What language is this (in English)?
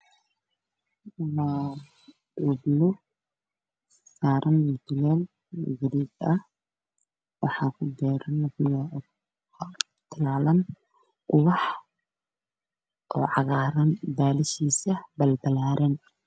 Somali